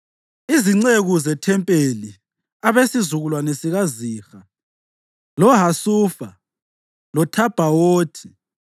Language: North Ndebele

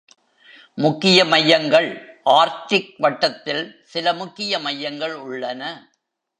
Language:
Tamil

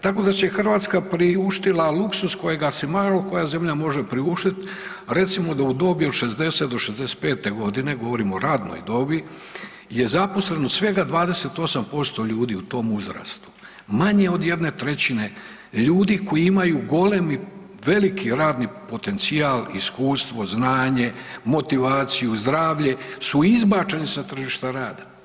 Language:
Croatian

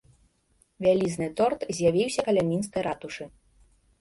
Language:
Belarusian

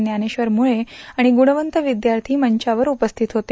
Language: Marathi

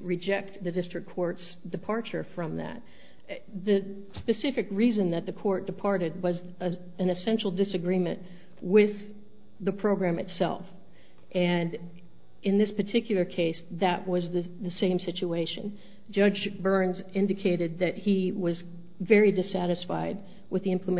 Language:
English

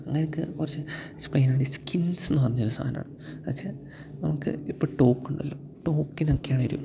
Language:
Malayalam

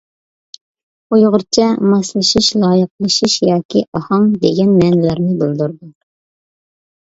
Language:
Uyghur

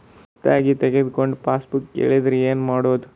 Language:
Kannada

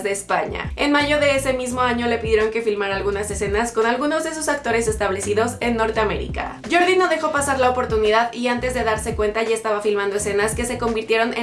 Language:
Spanish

